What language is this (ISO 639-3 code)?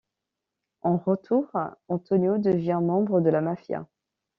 fra